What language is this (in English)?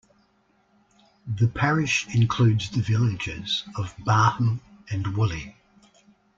English